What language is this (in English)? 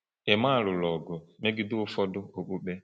Igbo